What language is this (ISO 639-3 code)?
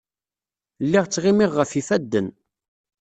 kab